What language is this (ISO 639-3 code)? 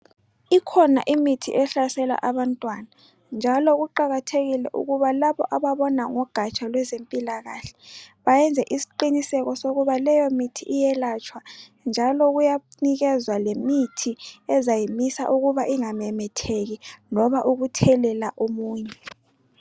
nde